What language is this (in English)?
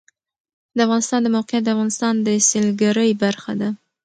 Pashto